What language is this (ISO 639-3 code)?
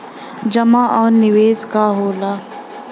bho